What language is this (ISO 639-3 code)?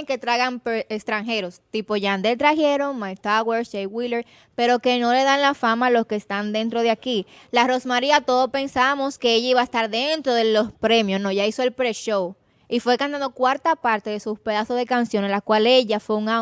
spa